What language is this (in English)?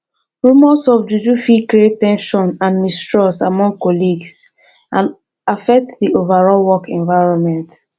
Nigerian Pidgin